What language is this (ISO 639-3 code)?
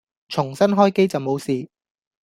yue